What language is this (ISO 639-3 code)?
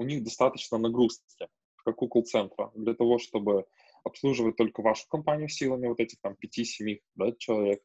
rus